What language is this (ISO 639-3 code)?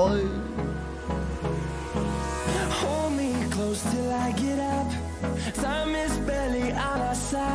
tur